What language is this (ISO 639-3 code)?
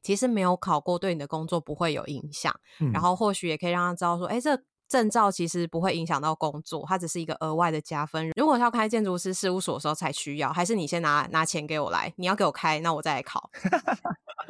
zho